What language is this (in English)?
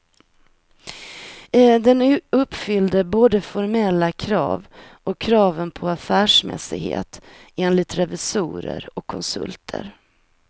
Swedish